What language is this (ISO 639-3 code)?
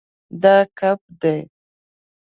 pus